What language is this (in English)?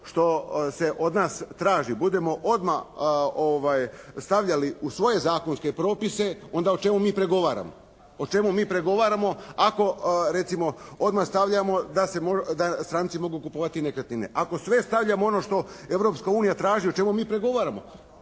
Croatian